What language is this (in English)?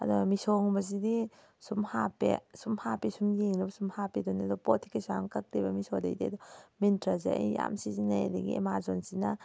Manipuri